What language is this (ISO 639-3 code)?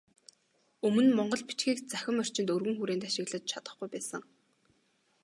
mon